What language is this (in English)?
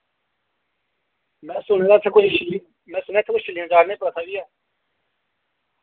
Dogri